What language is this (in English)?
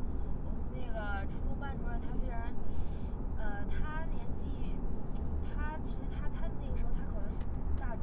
Chinese